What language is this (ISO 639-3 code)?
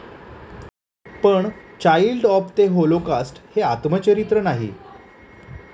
mar